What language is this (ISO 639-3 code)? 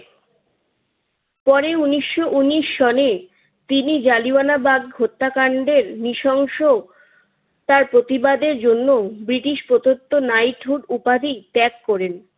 ben